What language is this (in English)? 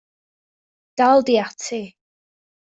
Welsh